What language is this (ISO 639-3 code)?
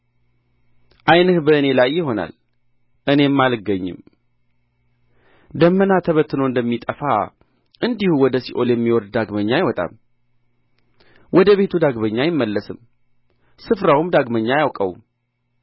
amh